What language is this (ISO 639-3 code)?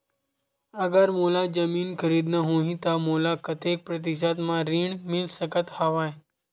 hne